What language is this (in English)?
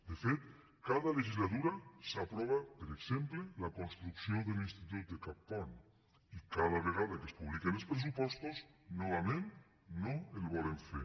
Catalan